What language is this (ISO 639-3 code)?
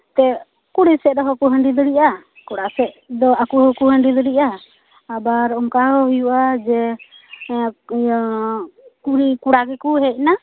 sat